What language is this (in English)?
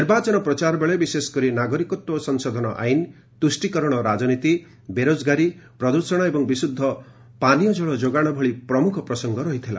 Odia